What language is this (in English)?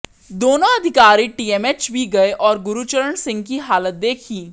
Hindi